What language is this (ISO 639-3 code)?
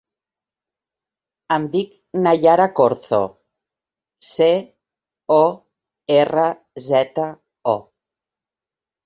cat